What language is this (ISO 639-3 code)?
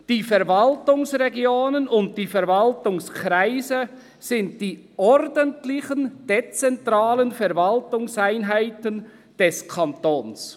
gsw